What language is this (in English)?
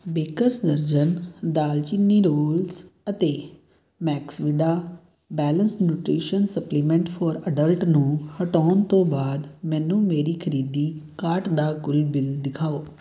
Punjabi